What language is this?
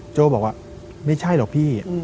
Thai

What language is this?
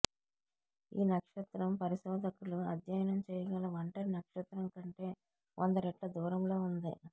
Telugu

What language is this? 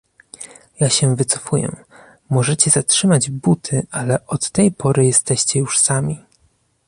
Polish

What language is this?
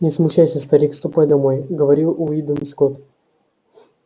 Russian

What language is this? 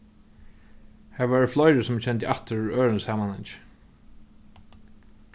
Faroese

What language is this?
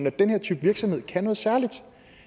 Danish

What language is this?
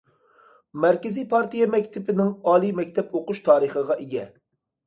Uyghur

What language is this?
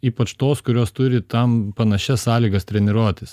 Lithuanian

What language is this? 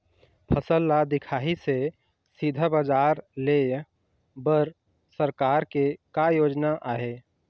Chhattisgarhi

